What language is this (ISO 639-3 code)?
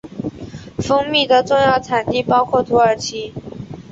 zho